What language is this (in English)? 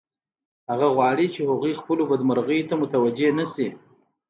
Pashto